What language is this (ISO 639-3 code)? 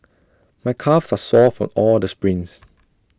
eng